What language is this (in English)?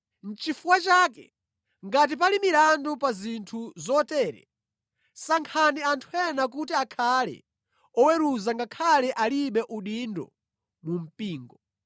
Nyanja